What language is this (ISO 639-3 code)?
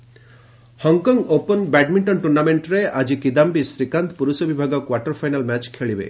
ori